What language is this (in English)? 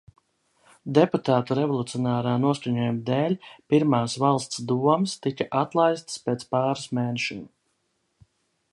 Latvian